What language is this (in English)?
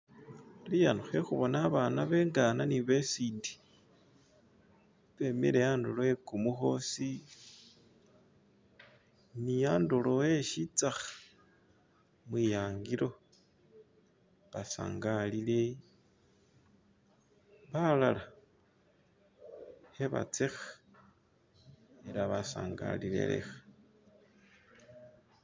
Masaaba